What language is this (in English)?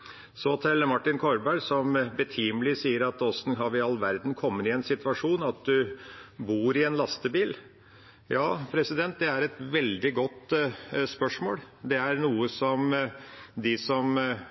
Norwegian Bokmål